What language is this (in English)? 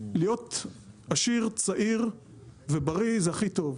Hebrew